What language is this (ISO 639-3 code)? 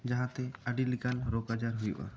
sat